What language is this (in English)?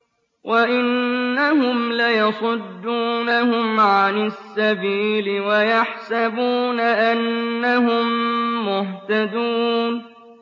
Arabic